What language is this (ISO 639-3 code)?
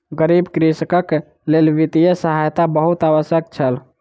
mai